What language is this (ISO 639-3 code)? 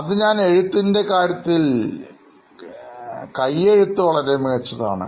mal